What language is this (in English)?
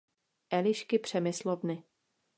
Czech